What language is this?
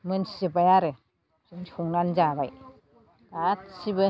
Bodo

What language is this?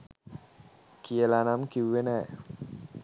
Sinhala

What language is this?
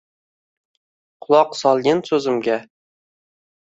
Uzbek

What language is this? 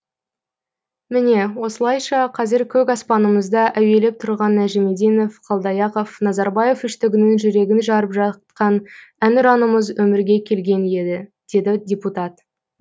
Kazakh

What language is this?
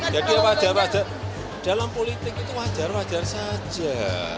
Indonesian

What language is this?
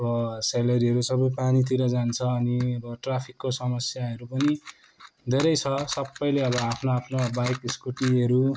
Nepali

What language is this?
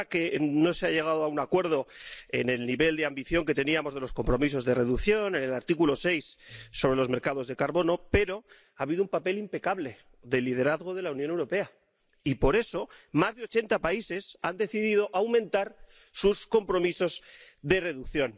Spanish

